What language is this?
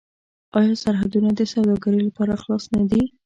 Pashto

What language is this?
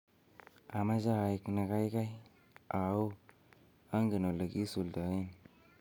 Kalenjin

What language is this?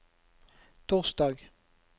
Norwegian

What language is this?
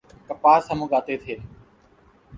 Urdu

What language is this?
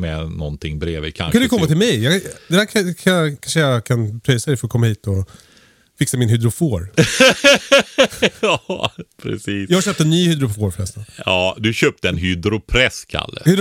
Swedish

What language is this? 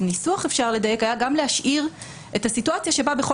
Hebrew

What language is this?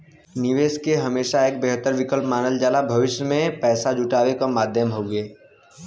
Bhojpuri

